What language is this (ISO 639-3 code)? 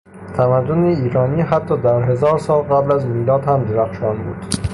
fas